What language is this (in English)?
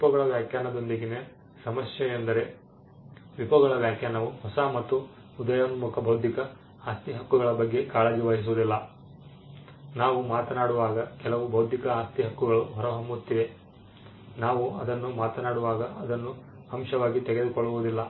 Kannada